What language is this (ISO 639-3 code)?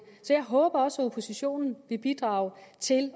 dan